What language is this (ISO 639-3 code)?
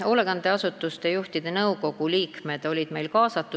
est